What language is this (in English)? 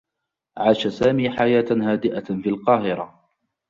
Arabic